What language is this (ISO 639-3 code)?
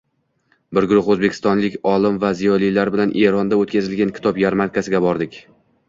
uzb